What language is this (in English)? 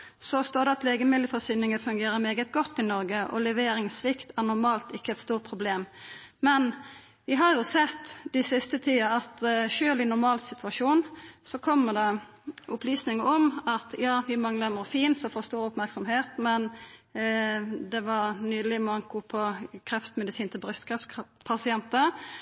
Norwegian Nynorsk